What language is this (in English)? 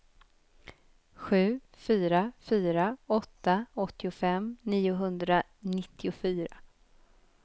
Swedish